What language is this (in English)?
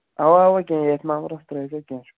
Kashmiri